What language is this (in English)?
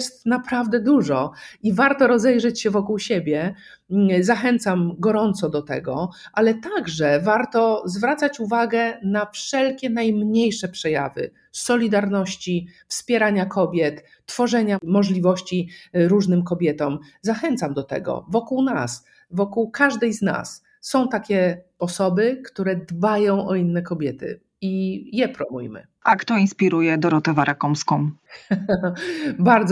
Polish